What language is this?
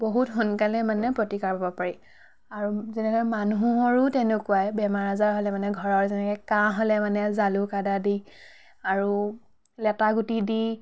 Assamese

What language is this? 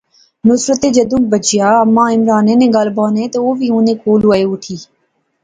Pahari-Potwari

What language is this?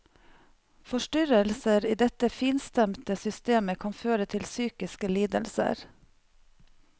Norwegian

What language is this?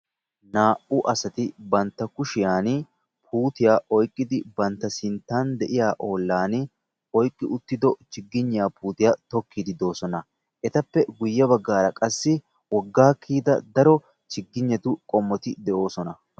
Wolaytta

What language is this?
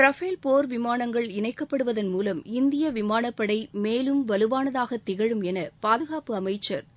Tamil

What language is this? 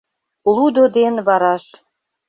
Mari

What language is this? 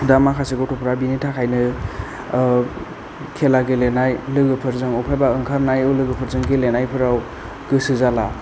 Bodo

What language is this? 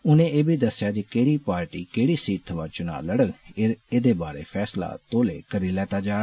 Dogri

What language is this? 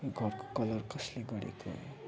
Nepali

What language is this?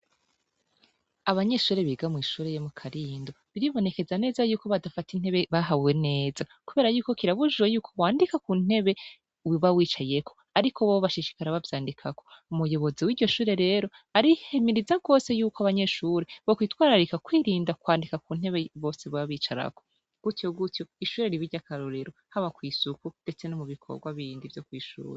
Rundi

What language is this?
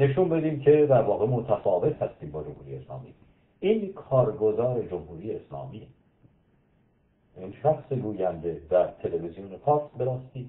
Persian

